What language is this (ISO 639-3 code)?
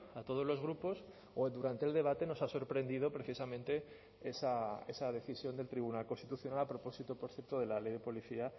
spa